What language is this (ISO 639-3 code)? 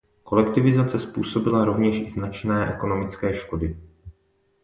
ces